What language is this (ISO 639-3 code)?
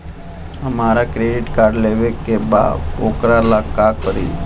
bho